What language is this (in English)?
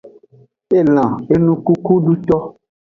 Aja (Benin)